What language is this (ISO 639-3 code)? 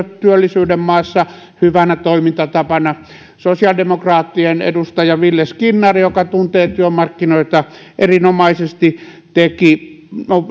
fin